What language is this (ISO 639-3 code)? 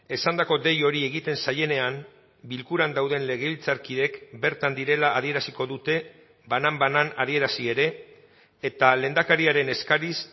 eus